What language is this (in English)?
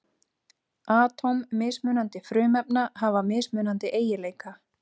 Icelandic